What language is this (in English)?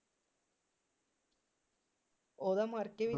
Punjabi